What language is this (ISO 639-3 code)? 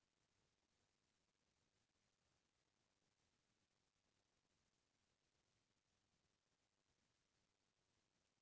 hne